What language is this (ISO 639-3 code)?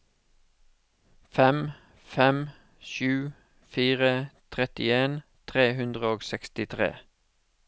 nor